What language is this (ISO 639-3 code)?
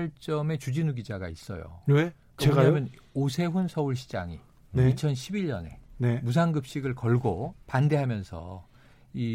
kor